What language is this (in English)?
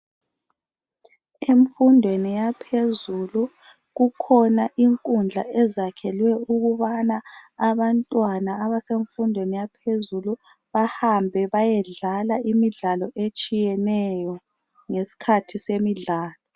North Ndebele